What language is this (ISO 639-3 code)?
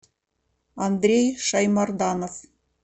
rus